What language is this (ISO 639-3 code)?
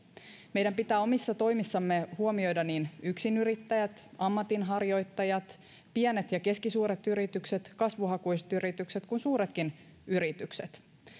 fin